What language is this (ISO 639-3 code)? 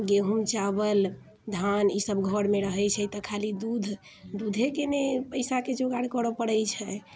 mai